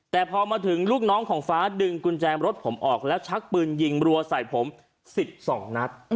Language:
Thai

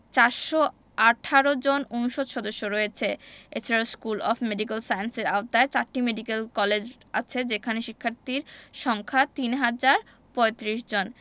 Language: Bangla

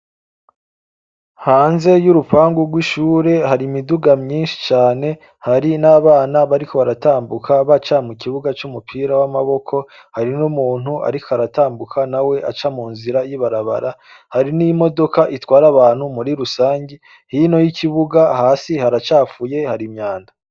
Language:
Rundi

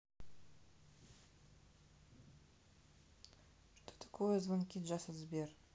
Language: Russian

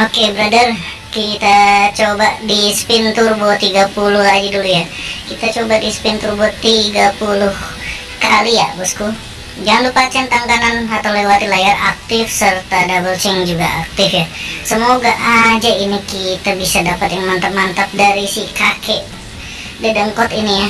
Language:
Indonesian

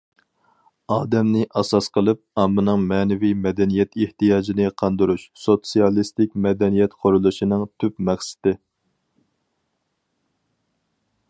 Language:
Uyghur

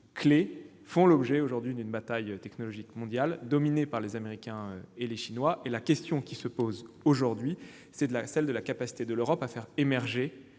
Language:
French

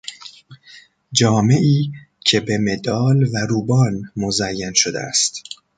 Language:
Persian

